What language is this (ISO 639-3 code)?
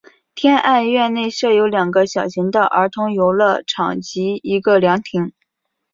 zho